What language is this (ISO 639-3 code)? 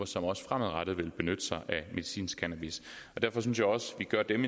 dan